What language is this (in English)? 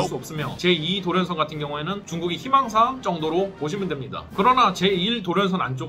Korean